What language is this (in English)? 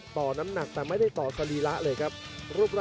Thai